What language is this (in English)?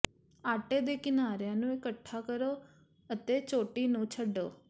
Punjabi